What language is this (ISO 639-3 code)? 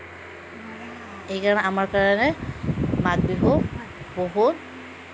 asm